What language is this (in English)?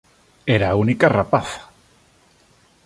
Galician